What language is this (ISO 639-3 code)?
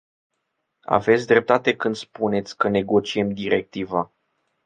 ron